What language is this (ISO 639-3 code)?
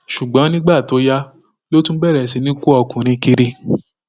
yor